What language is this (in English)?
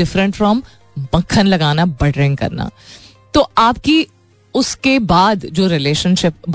Hindi